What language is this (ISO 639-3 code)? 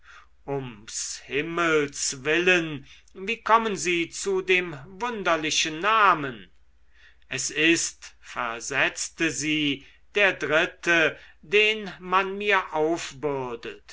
deu